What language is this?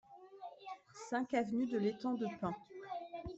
French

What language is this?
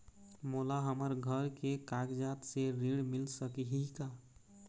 Chhattisgarhi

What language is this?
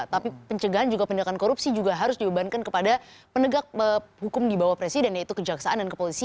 Indonesian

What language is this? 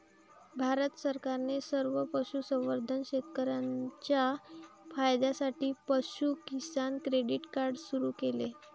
Marathi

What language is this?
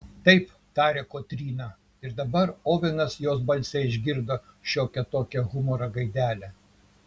Lithuanian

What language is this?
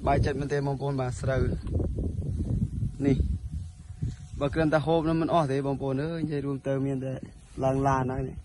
Thai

